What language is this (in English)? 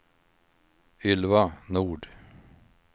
Swedish